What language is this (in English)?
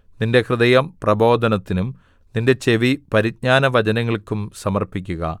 Malayalam